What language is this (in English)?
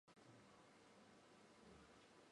Chinese